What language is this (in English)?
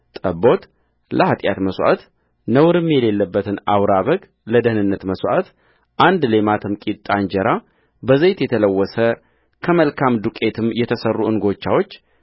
Amharic